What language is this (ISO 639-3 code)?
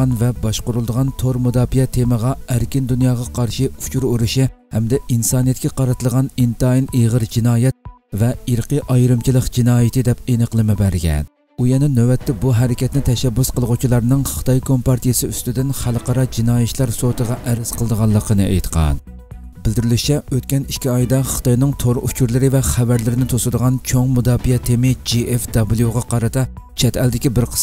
tur